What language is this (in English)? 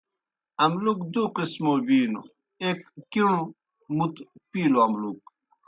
Kohistani Shina